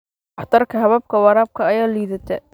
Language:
Somali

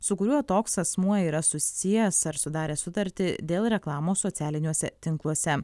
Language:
Lithuanian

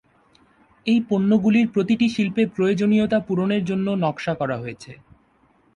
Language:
Bangla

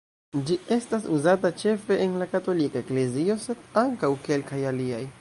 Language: Esperanto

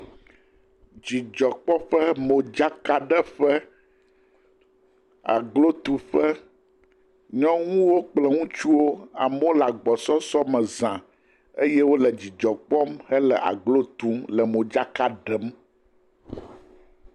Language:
Ewe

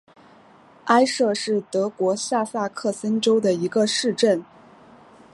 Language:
Chinese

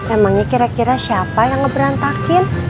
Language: Indonesian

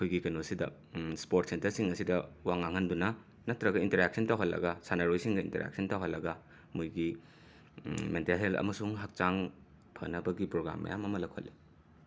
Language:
Manipuri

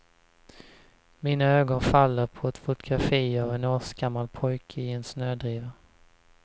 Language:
Swedish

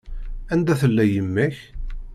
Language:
Kabyle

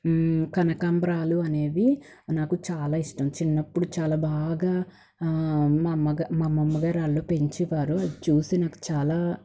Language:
Telugu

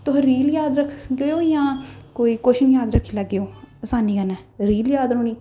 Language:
Dogri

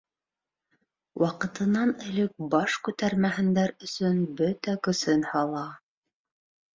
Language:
Bashkir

